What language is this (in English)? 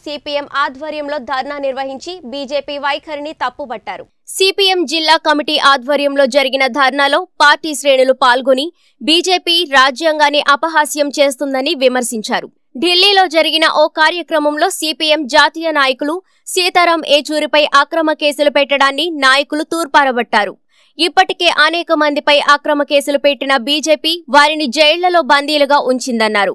Hindi